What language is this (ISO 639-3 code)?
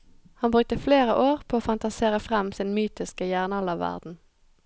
nor